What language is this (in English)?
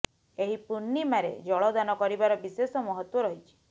Odia